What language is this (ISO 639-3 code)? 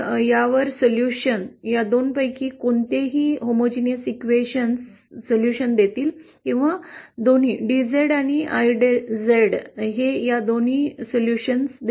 mar